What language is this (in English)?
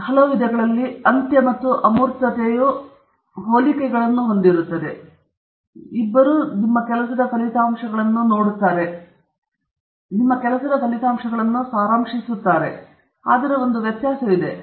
Kannada